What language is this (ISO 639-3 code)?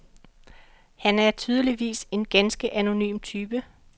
dan